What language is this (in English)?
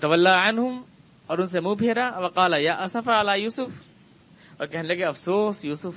Urdu